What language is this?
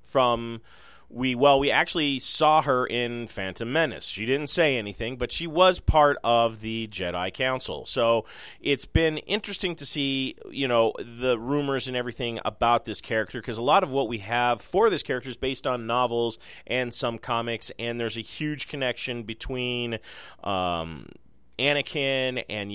English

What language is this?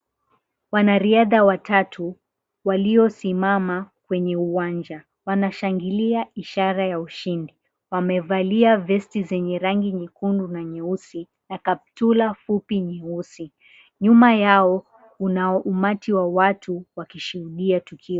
Swahili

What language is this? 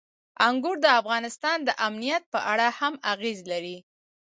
Pashto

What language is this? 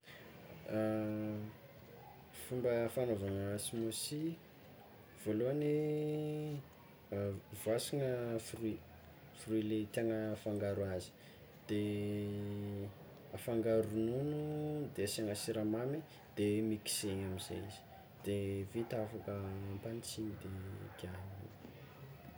Tsimihety Malagasy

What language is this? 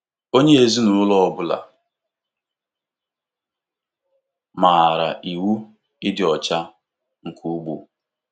Igbo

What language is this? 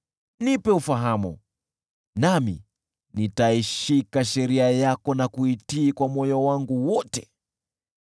Swahili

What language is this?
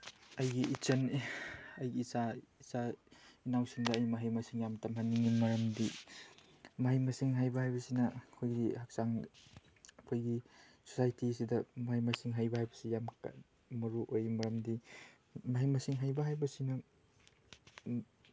Manipuri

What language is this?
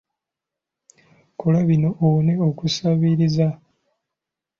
Ganda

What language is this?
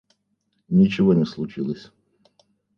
Russian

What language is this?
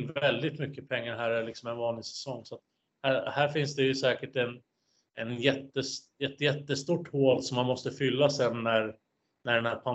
Swedish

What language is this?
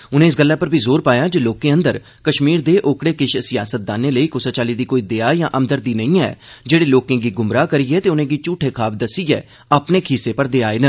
Dogri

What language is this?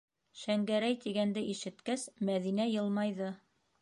Bashkir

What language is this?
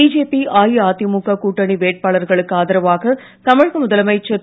Tamil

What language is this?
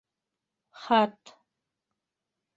Bashkir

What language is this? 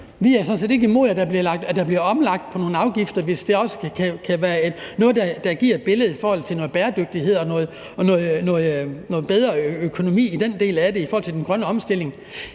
Danish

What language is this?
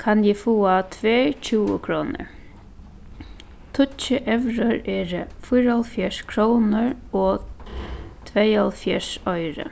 Faroese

